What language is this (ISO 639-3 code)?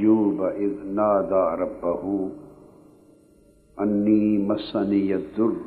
urd